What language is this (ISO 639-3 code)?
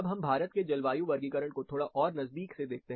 hin